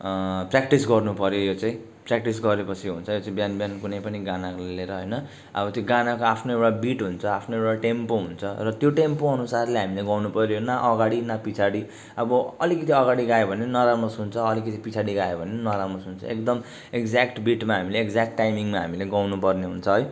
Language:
Nepali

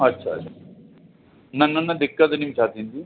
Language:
Sindhi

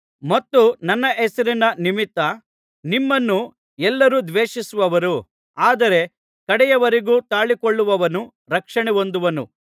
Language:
Kannada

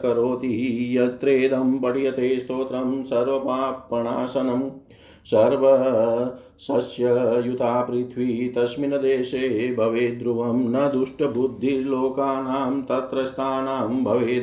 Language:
Hindi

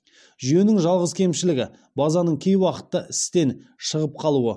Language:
Kazakh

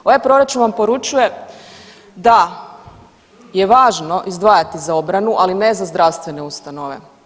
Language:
Croatian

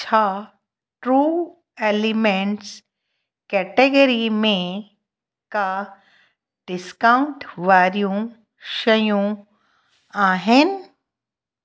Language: Sindhi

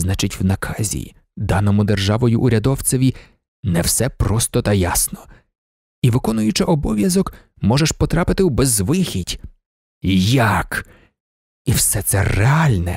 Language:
Ukrainian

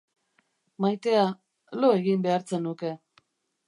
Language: Basque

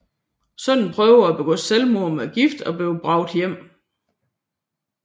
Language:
Danish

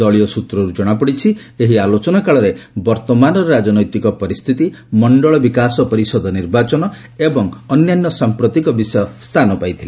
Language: Odia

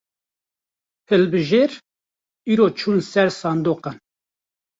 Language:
Kurdish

